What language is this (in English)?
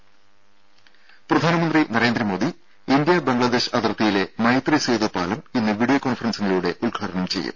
Malayalam